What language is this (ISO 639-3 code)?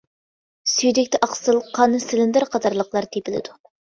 uig